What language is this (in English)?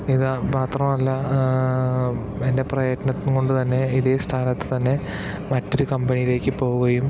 Malayalam